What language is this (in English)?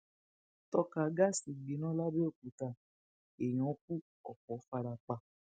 Yoruba